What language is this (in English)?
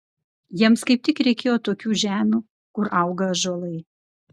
Lithuanian